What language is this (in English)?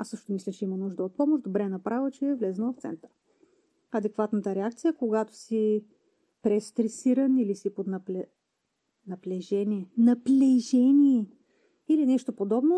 Bulgarian